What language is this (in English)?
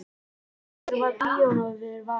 Icelandic